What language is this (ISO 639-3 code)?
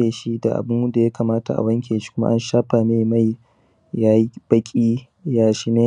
hau